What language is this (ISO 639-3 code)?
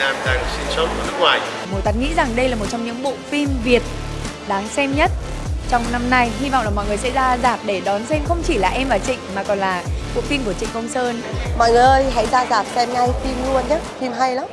vie